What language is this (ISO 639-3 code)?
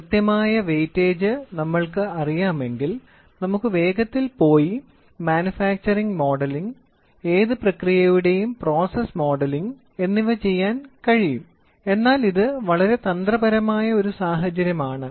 mal